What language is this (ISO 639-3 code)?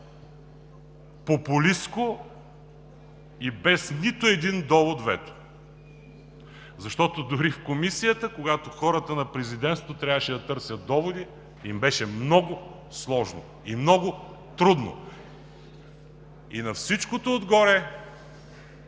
bul